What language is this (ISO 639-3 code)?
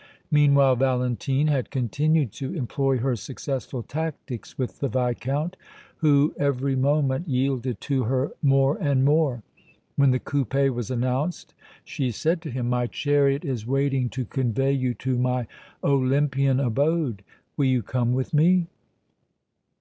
eng